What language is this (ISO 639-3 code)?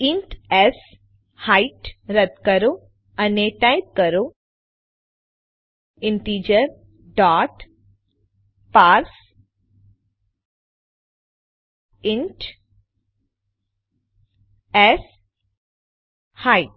guj